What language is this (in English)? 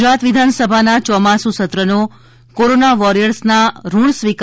Gujarati